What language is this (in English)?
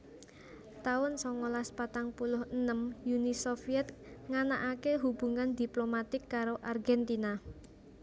Javanese